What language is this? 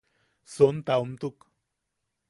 Yaqui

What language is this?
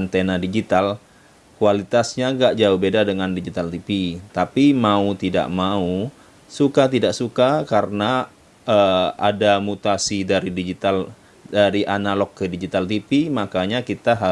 Indonesian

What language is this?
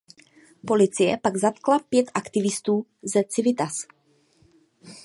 Czech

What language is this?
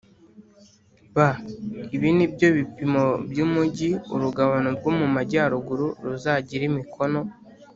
Kinyarwanda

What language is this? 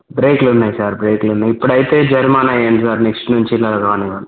Telugu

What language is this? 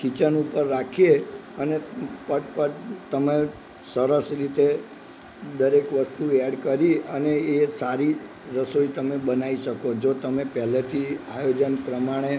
Gujarati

